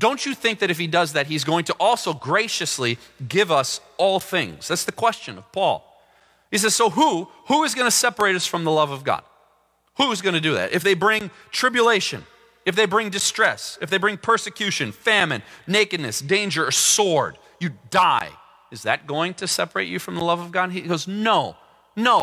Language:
English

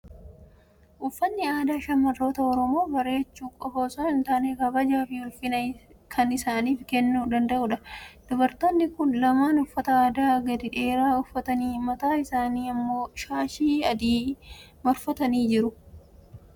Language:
Oromo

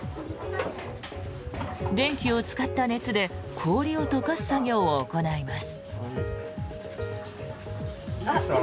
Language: Japanese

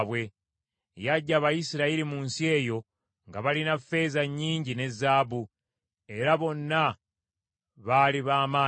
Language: Ganda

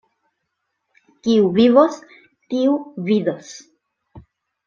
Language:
Esperanto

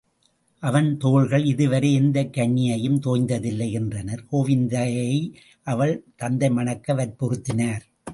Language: Tamil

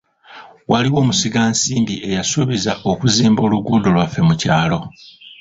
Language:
Ganda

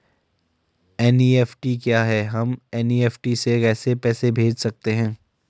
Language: Hindi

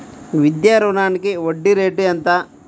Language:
Telugu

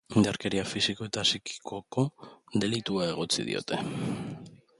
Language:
Basque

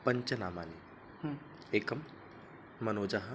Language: Sanskrit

